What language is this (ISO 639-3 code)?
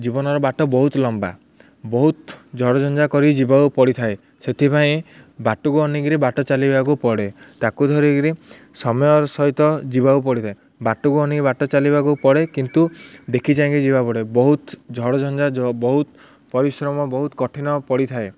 ori